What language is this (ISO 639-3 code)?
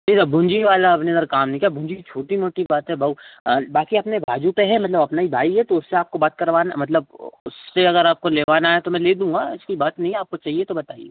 hin